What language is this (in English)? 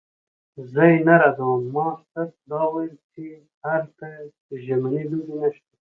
Pashto